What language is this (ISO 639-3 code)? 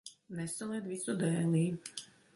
lav